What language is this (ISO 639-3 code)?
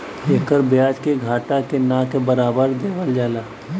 bho